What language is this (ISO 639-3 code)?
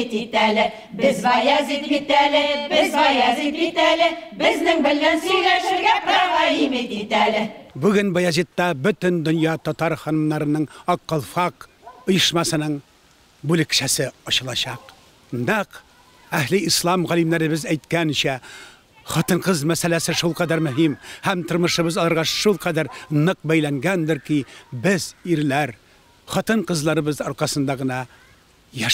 tur